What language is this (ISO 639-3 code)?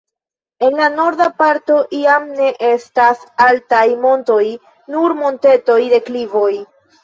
epo